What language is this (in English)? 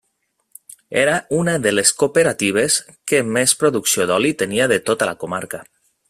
Catalan